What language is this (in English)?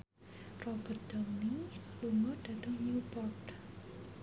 Javanese